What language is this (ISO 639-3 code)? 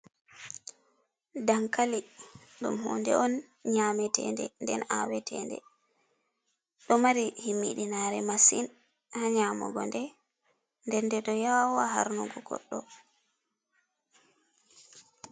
ful